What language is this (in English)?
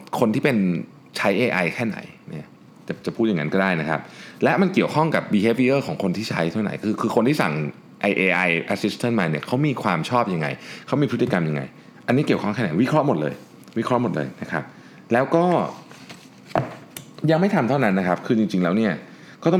Thai